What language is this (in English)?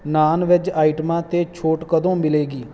Punjabi